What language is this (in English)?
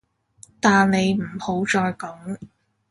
Cantonese